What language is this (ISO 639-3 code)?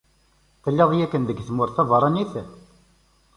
kab